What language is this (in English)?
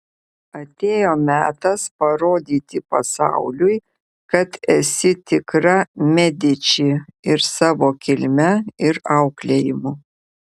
Lithuanian